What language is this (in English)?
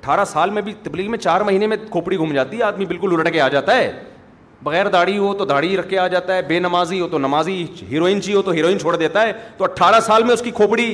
Urdu